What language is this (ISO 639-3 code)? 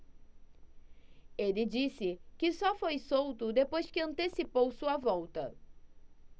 por